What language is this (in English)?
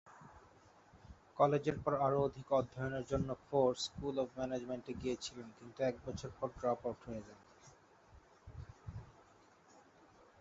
Bangla